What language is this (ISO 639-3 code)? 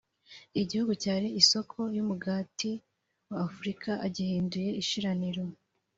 kin